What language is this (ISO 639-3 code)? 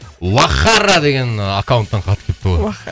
kaz